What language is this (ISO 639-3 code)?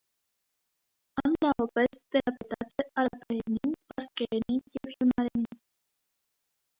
hye